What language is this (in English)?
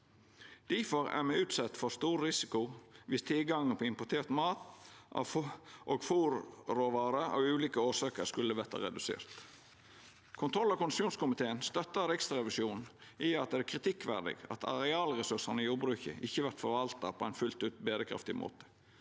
Norwegian